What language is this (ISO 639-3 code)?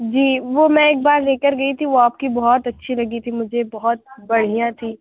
urd